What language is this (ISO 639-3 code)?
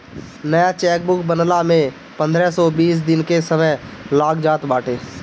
bho